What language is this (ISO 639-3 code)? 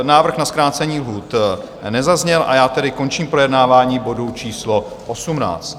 ces